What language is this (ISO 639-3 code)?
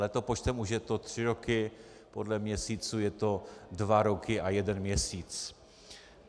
ces